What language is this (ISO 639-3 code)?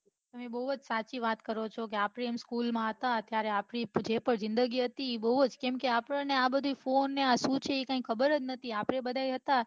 guj